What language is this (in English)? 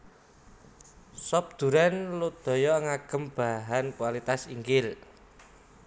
Javanese